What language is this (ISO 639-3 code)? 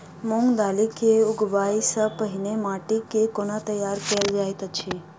mai